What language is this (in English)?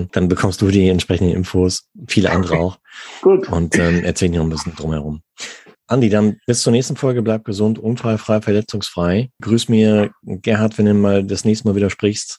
German